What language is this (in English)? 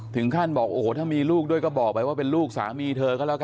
Thai